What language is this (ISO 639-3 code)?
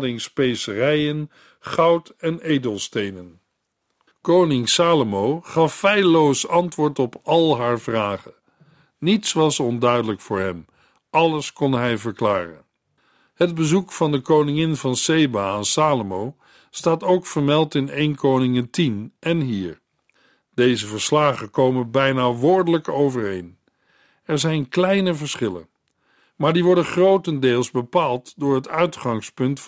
nld